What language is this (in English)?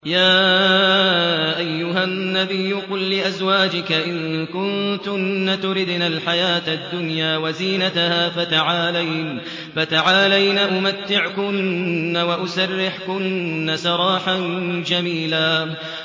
Arabic